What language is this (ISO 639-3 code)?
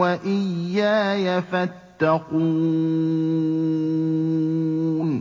ara